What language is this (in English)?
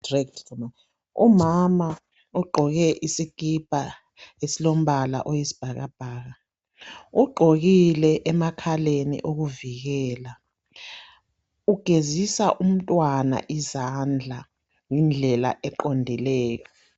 North Ndebele